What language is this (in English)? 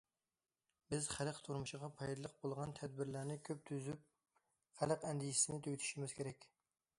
Uyghur